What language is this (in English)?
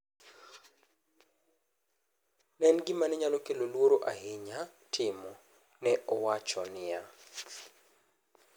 Luo (Kenya and Tanzania)